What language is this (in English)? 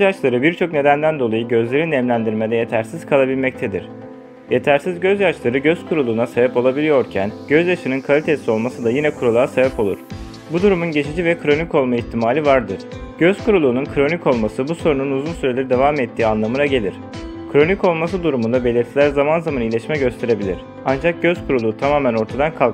Turkish